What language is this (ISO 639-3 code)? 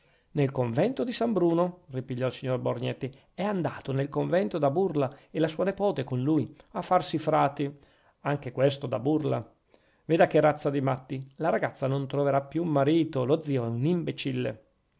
ita